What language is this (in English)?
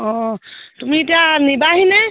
Assamese